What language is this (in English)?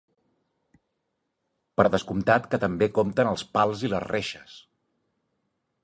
Catalan